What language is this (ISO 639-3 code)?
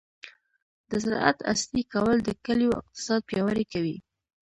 pus